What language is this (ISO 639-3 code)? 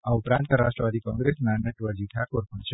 guj